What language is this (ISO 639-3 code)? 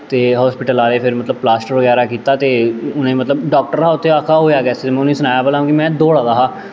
doi